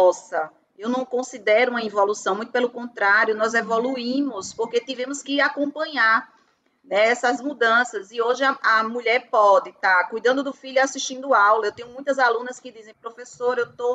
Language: Portuguese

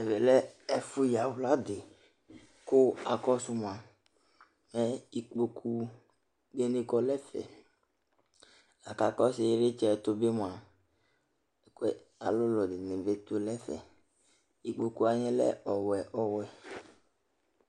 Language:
Ikposo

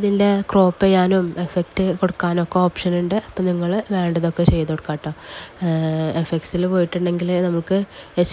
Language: Arabic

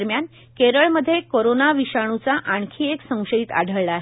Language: Marathi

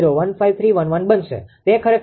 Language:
Gujarati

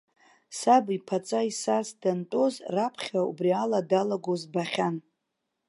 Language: Abkhazian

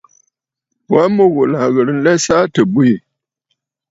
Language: Bafut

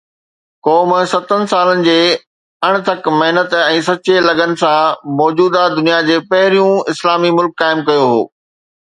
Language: Sindhi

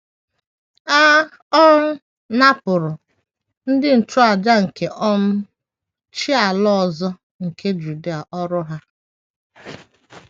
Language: Igbo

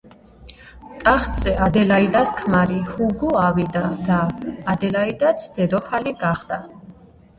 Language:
Georgian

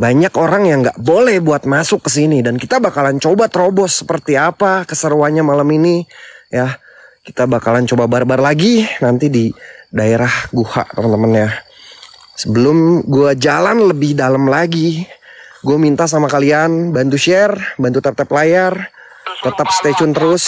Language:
Indonesian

